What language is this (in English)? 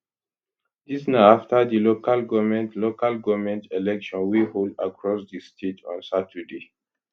Nigerian Pidgin